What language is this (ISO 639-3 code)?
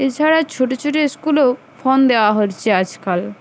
ben